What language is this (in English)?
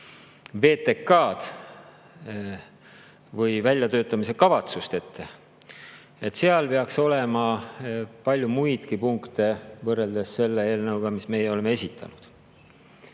Estonian